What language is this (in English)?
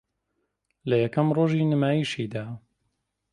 Central Kurdish